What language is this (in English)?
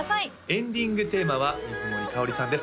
Japanese